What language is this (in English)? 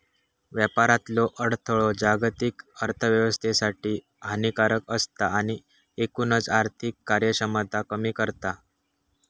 Marathi